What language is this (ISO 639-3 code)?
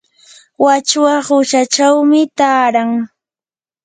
qur